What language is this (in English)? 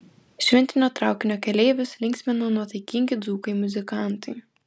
Lithuanian